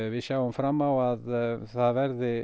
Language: Icelandic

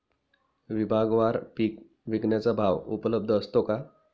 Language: Marathi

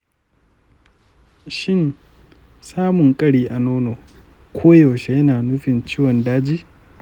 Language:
Hausa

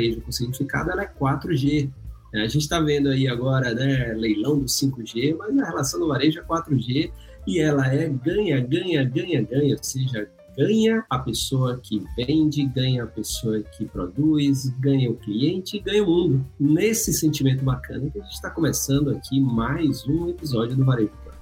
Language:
Portuguese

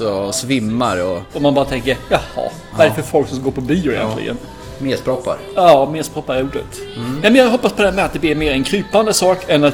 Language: Swedish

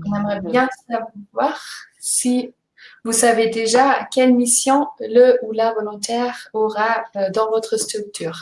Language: French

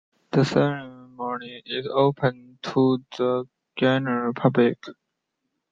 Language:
English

